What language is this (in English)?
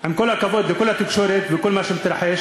Hebrew